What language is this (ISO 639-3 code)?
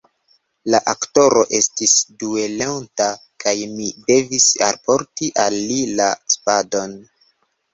epo